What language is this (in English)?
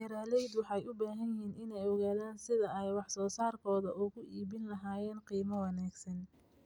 Somali